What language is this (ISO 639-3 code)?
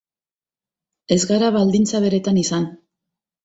eus